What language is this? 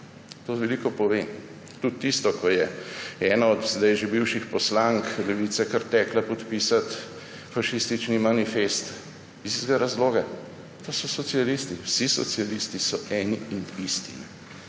Slovenian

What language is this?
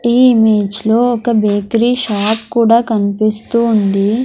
Telugu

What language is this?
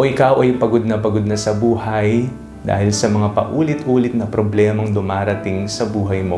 Filipino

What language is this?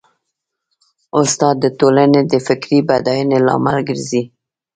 Pashto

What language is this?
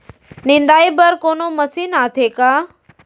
Chhattisgarhi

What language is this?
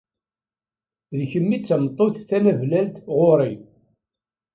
Kabyle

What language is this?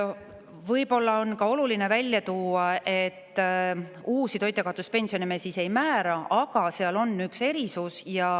Estonian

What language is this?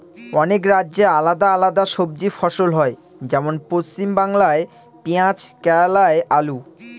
Bangla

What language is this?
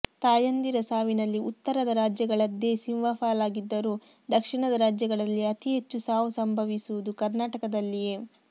Kannada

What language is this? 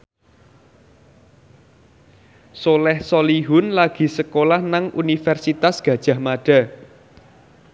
Javanese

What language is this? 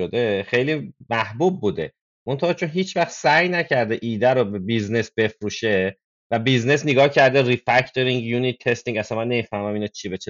Persian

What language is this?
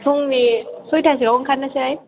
Bodo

